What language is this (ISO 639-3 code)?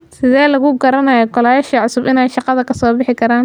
som